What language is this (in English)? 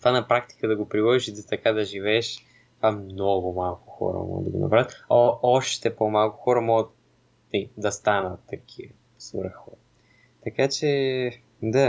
Bulgarian